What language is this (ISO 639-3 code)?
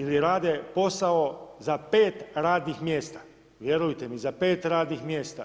hrv